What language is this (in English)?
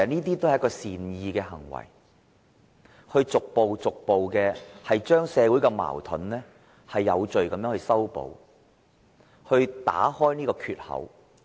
Cantonese